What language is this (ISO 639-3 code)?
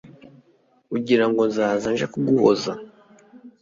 kin